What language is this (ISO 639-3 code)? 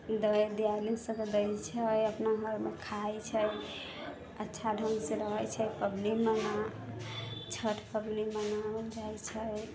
mai